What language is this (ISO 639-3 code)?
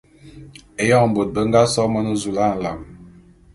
bum